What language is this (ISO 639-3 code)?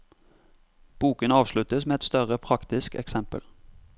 nor